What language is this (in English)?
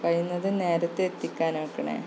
Malayalam